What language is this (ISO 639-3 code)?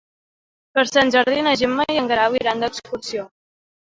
cat